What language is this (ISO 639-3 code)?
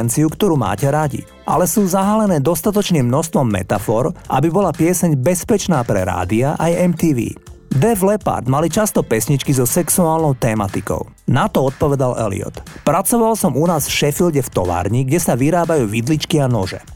slk